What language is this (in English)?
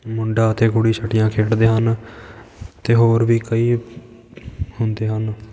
Punjabi